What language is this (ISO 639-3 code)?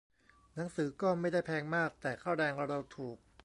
tha